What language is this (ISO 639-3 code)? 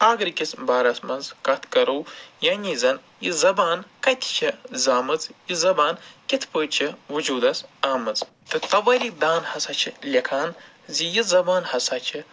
kas